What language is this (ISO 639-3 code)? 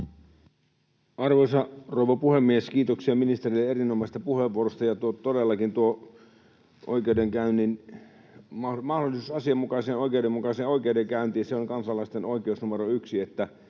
fin